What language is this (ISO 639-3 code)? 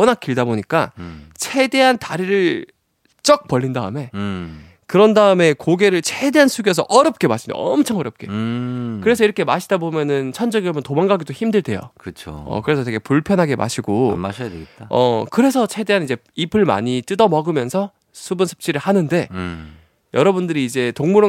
kor